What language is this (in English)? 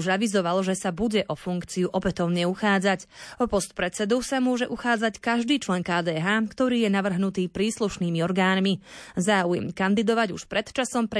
Slovak